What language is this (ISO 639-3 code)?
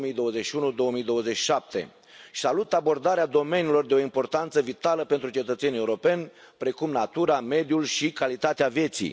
ron